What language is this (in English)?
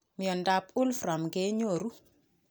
Kalenjin